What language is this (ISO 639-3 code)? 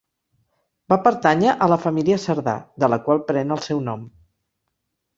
cat